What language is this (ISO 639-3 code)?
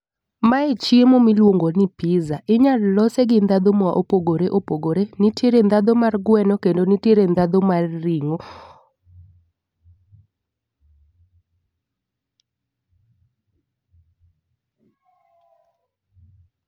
luo